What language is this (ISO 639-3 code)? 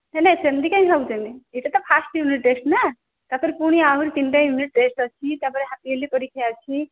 ori